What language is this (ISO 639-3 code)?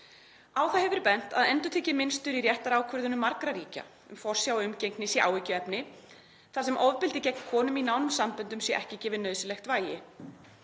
isl